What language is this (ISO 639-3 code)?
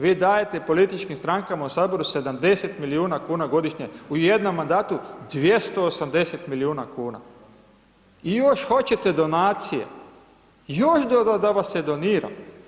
hrv